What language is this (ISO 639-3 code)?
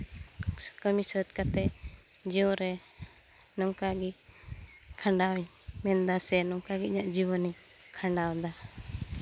sat